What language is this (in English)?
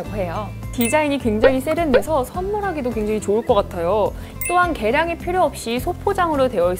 Korean